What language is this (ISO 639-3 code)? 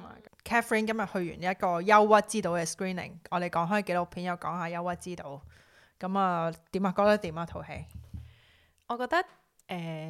zho